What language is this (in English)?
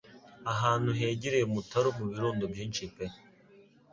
Kinyarwanda